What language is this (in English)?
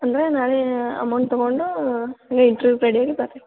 Kannada